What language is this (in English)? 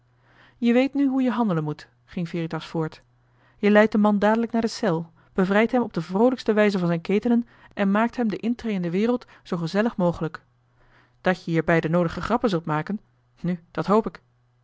Dutch